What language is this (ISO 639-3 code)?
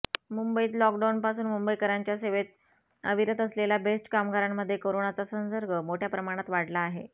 mar